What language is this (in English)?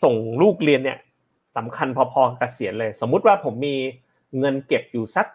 Thai